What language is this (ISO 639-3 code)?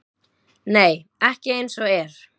isl